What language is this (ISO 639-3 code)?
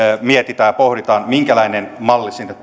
fin